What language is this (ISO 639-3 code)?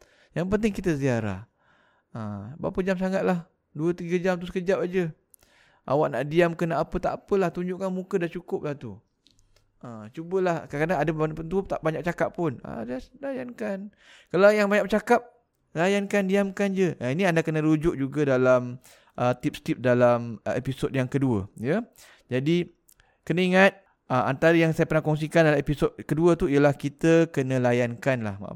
msa